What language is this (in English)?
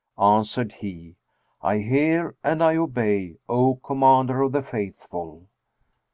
English